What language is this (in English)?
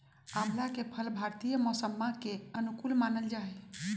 Magahi